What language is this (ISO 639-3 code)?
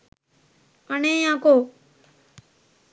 sin